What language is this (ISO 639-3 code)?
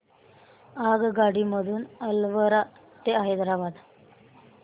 mar